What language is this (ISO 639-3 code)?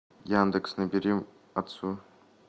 rus